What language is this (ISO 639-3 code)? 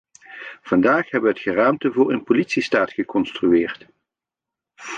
nld